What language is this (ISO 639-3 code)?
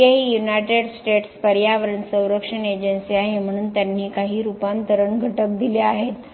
mar